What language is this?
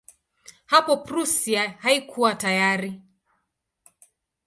Swahili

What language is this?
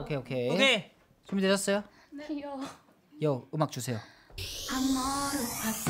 Korean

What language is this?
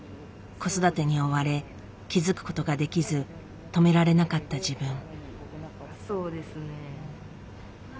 Japanese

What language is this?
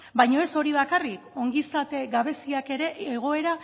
Basque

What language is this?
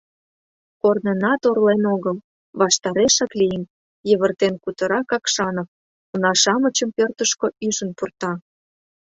Mari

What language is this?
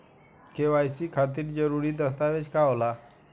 Bhojpuri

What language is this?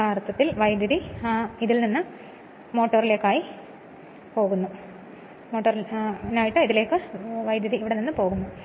Malayalam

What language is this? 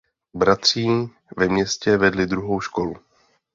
Czech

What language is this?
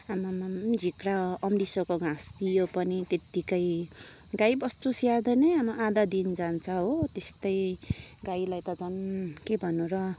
Nepali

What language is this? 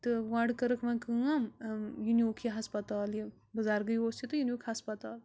Kashmiri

